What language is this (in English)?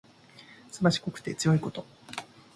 Japanese